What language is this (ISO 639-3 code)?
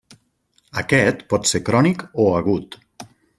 cat